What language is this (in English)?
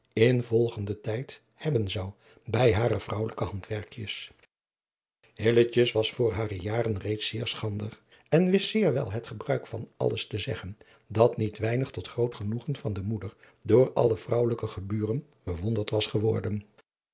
Dutch